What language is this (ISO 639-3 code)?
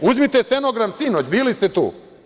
srp